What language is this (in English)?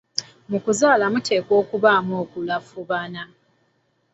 Ganda